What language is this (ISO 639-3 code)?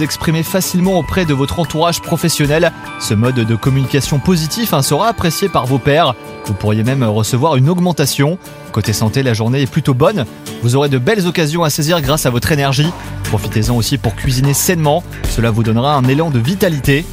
fra